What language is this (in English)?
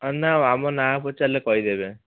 Odia